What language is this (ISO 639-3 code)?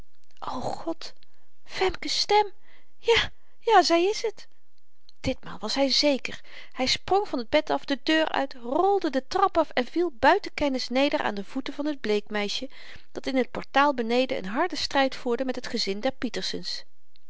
nld